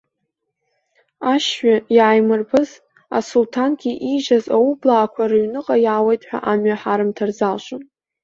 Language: Abkhazian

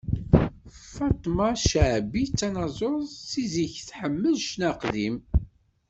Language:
Kabyle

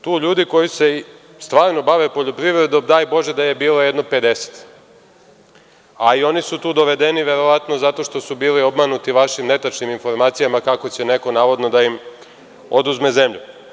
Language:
Serbian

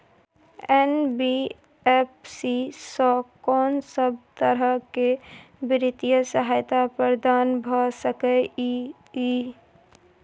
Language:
Maithili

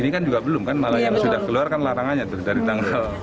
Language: Indonesian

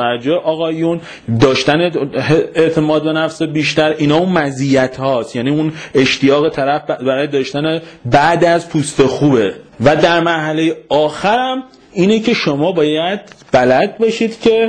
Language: Persian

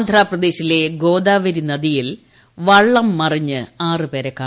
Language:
Malayalam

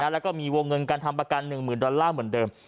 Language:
Thai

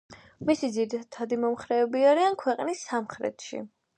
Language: Georgian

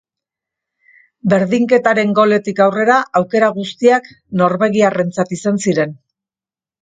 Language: Basque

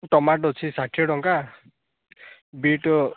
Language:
Odia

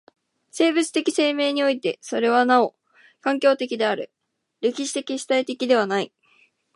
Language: Japanese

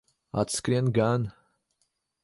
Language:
Latvian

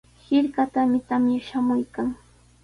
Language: Sihuas Ancash Quechua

